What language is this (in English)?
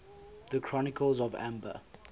English